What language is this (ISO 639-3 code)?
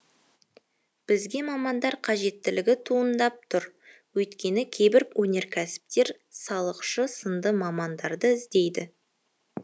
kaz